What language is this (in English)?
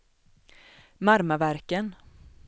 Swedish